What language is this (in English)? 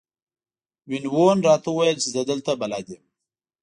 Pashto